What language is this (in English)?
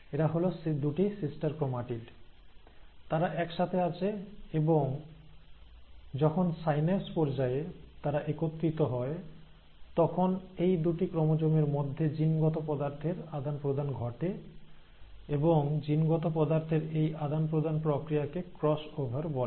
Bangla